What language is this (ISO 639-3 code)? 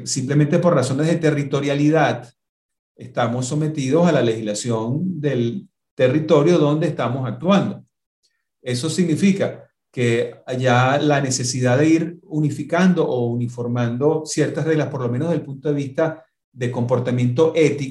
spa